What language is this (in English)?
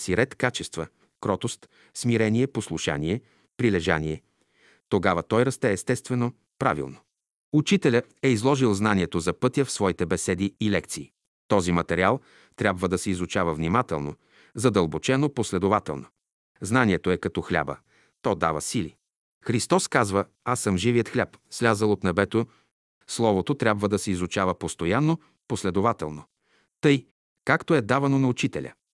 Bulgarian